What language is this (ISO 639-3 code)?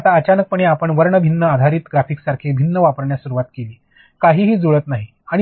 mar